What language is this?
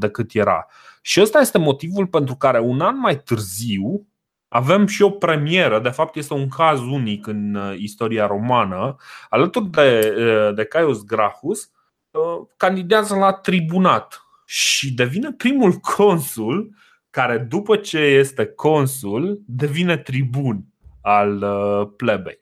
Romanian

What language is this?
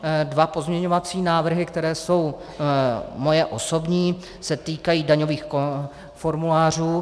Czech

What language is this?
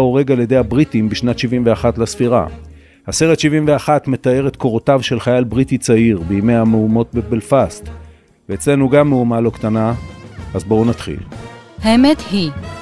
Hebrew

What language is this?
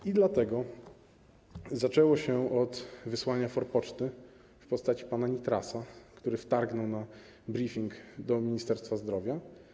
Polish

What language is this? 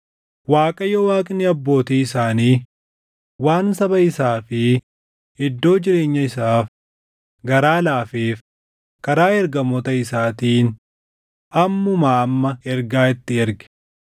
Oromo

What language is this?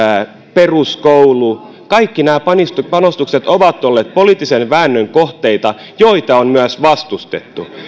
Finnish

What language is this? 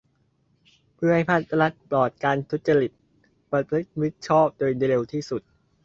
Thai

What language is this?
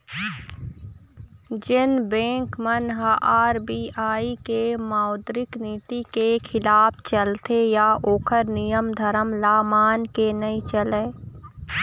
Chhattisgarhi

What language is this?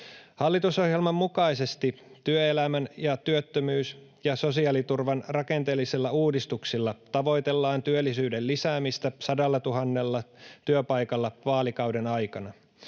Finnish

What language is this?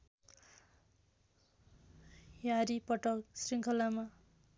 Nepali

